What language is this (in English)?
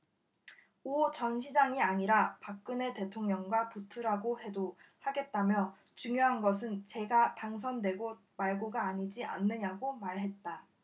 Korean